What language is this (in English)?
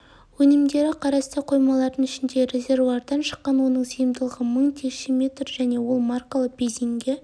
Kazakh